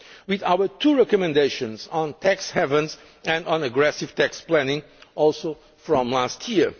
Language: English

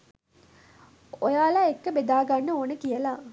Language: Sinhala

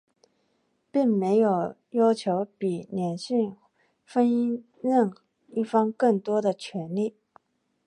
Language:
Chinese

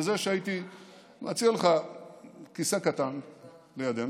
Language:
Hebrew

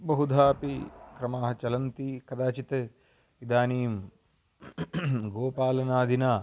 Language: Sanskrit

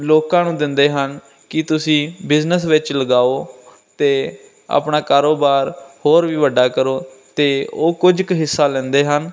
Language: Punjabi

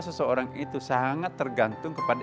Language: Indonesian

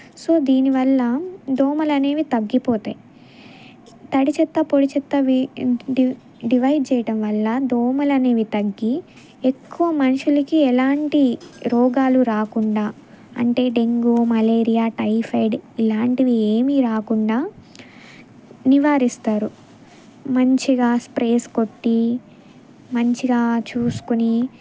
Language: Telugu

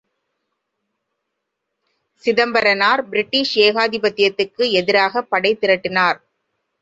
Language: Tamil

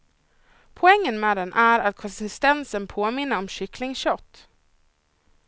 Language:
Swedish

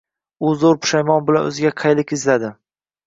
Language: Uzbek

